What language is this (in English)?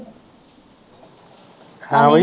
Punjabi